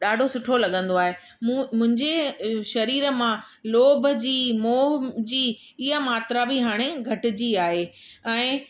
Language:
Sindhi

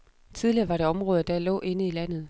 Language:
Danish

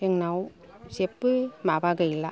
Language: Bodo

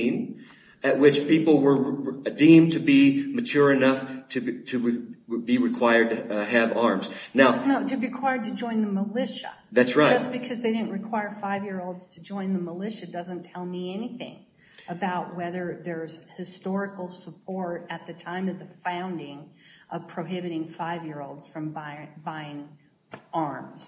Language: English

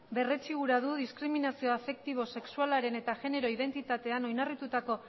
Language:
Basque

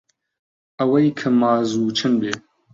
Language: Central Kurdish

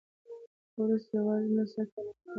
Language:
Pashto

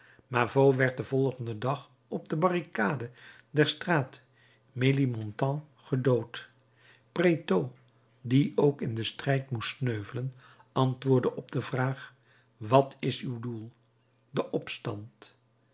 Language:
Dutch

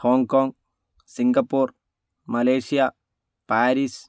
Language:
Malayalam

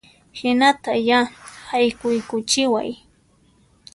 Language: Puno Quechua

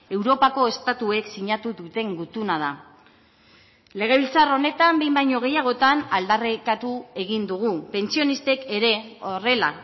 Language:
Basque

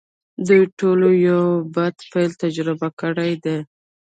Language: Pashto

